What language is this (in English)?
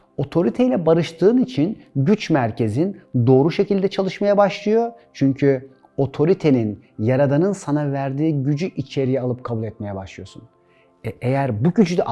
Turkish